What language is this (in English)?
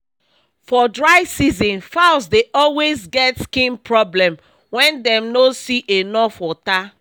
Nigerian Pidgin